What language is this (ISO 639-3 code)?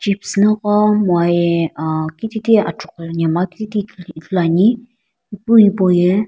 nsm